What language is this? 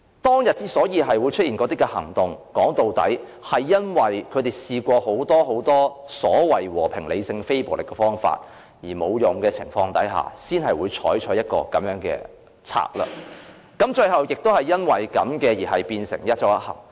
Cantonese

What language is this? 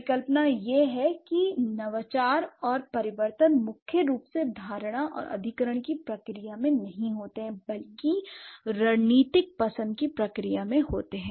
Hindi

